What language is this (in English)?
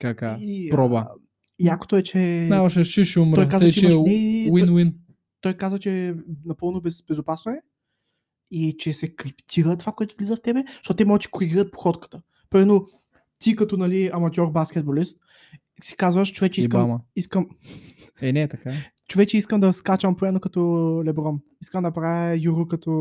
Bulgarian